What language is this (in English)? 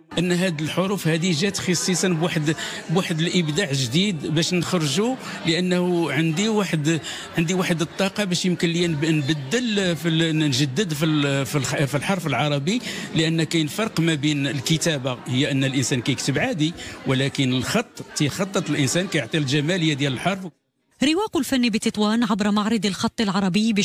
Arabic